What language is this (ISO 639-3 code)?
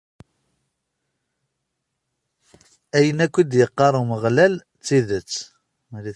kab